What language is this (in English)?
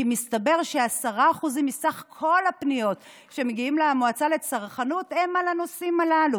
Hebrew